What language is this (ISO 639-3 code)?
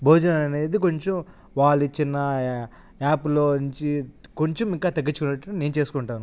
tel